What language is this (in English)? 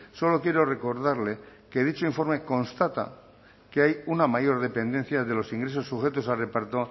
Spanish